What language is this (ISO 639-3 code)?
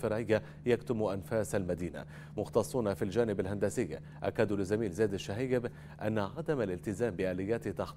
ara